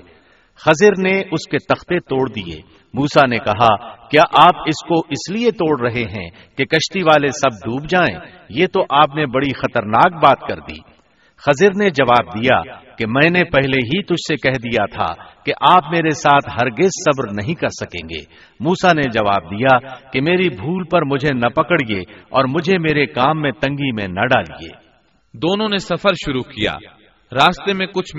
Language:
Urdu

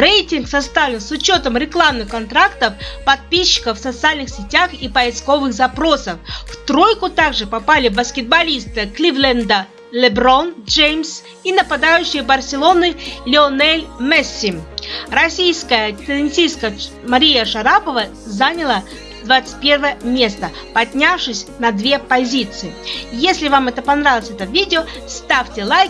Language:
Russian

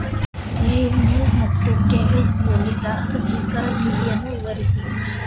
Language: Kannada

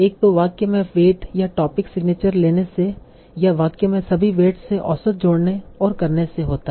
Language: Hindi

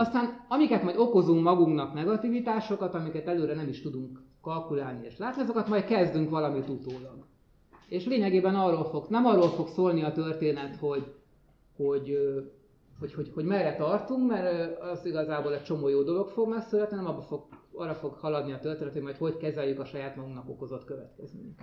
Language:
Hungarian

